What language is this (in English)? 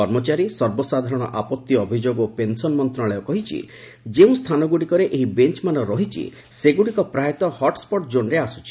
Odia